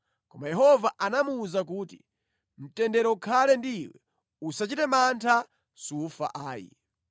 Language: Nyanja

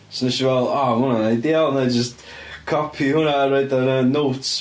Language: Welsh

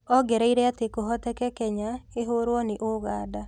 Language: Kikuyu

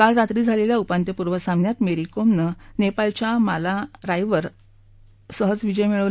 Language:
Marathi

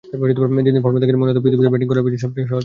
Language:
Bangla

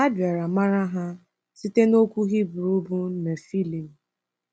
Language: Igbo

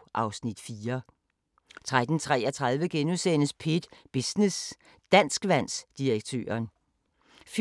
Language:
Danish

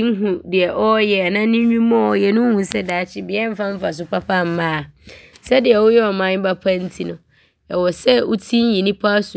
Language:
Abron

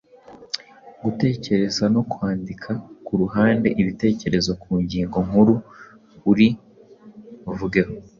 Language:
Kinyarwanda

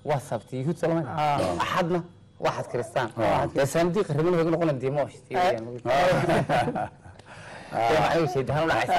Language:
Arabic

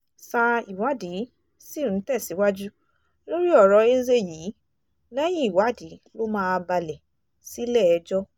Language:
Yoruba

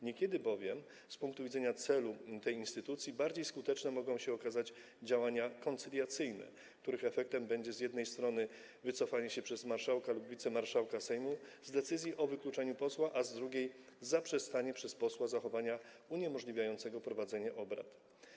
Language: Polish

